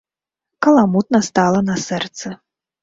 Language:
Belarusian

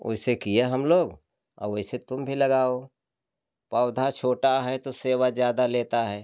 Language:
Hindi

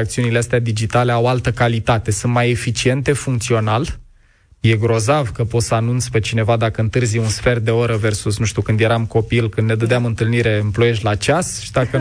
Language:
Romanian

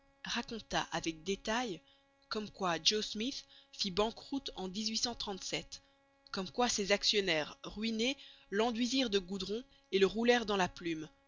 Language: French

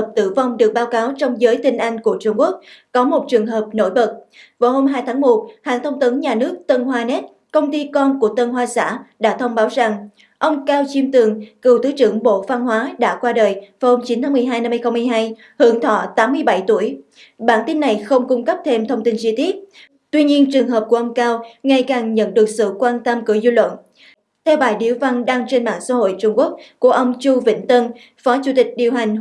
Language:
Vietnamese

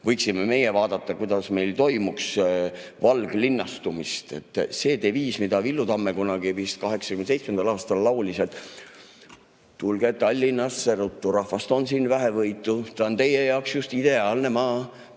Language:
Estonian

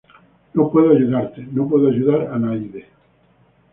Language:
Spanish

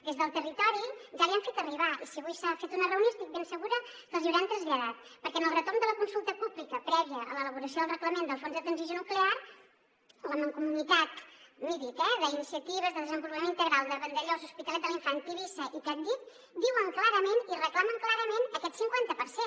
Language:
Catalan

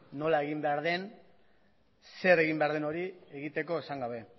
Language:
Basque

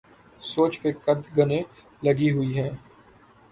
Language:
Urdu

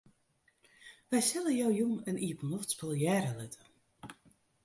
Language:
Western Frisian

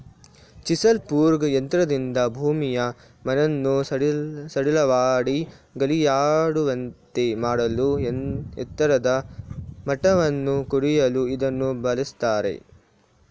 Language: Kannada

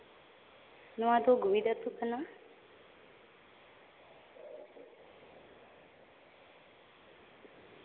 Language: Santali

